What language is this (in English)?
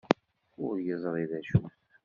Kabyle